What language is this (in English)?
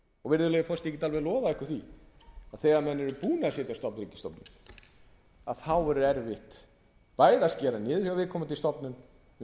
Icelandic